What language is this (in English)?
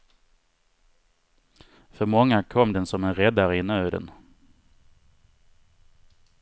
Swedish